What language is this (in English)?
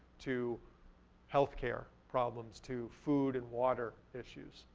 English